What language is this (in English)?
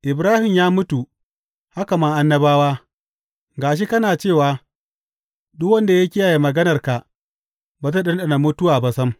Hausa